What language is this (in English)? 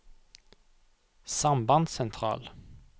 Norwegian